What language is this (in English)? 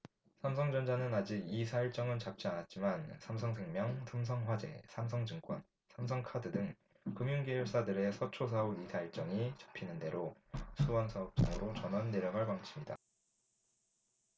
Korean